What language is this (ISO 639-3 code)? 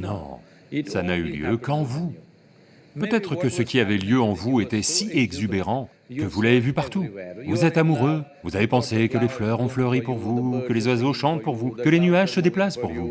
fra